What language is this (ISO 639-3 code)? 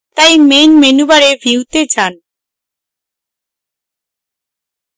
ben